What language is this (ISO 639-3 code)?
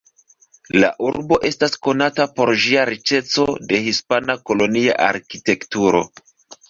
epo